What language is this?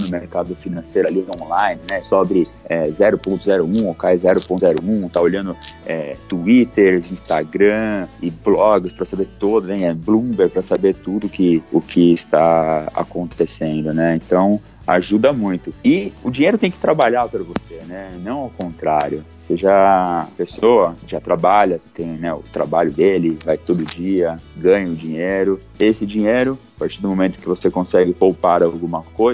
Portuguese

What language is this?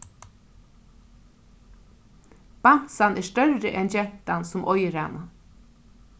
Faroese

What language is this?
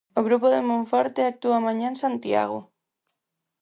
Galician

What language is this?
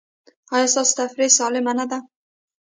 Pashto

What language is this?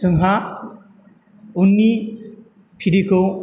Bodo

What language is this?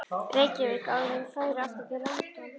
Icelandic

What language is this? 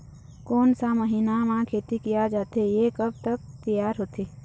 Chhattisgarhi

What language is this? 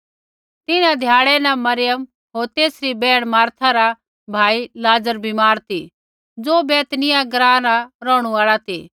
Kullu Pahari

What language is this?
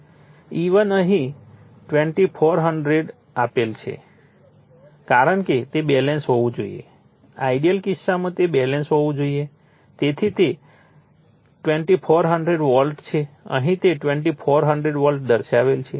Gujarati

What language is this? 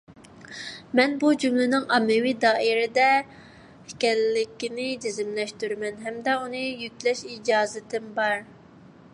Uyghur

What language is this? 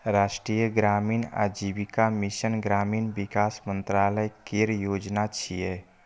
Maithili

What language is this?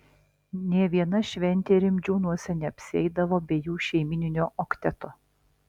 Lithuanian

